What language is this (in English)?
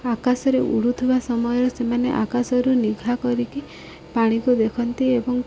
Odia